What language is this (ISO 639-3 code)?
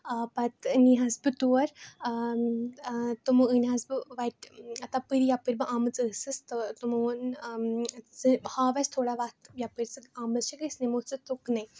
kas